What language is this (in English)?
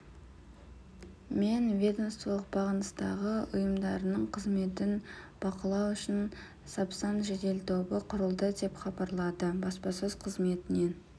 Kazakh